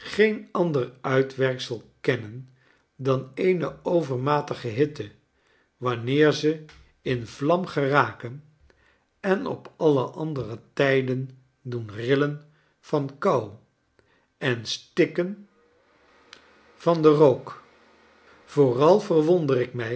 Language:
Dutch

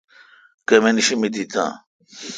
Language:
Kalkoti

